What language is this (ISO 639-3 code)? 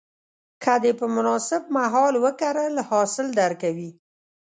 pus